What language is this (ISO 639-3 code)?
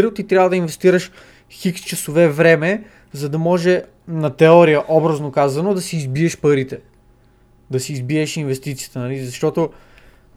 bul